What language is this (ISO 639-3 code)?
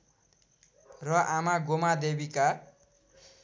nep